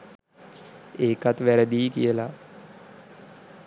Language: Sinhala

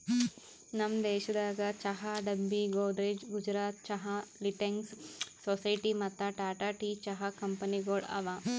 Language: Kannada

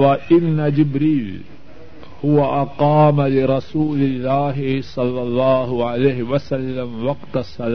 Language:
Urdu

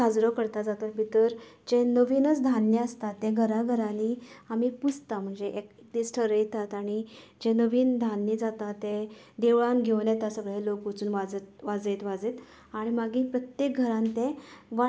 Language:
Konkani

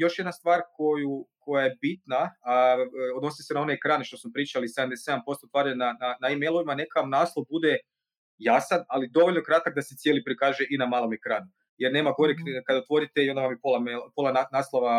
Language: Croatian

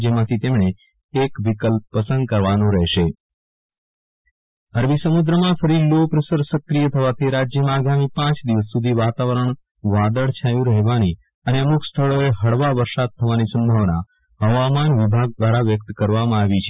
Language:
Gujarati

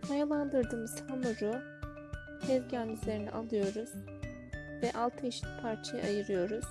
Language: Turkish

